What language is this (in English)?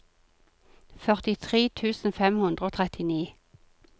Norwegian